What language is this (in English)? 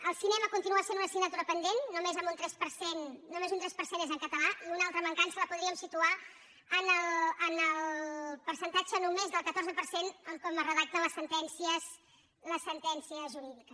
Catalan